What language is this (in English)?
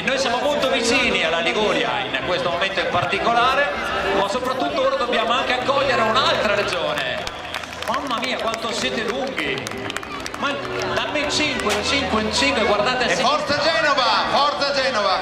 Italian